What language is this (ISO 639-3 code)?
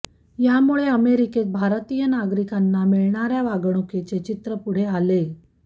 mar